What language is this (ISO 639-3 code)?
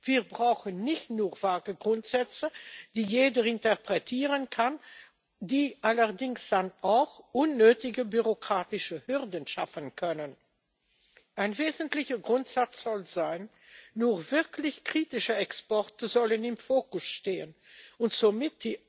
deu